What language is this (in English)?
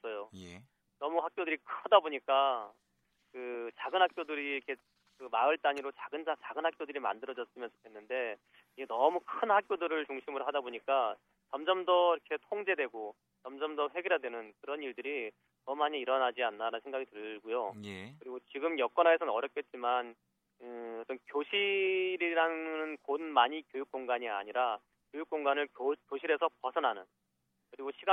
Korean